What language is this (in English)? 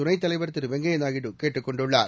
Tamil